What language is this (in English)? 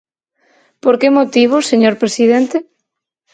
Galician